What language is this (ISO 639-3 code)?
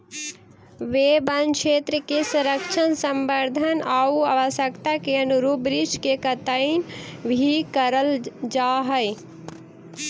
mag